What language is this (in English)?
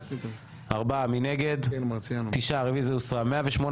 Hebrew